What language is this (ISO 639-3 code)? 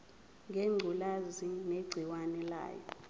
zul